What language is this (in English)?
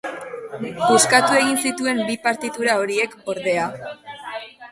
Basque